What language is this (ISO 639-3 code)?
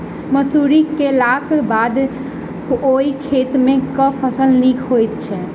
mai